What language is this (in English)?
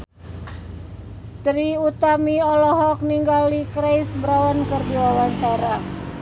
Sundanese